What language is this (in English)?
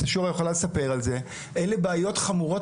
Hebrew